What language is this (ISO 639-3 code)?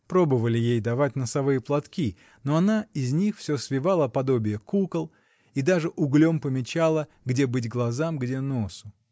rus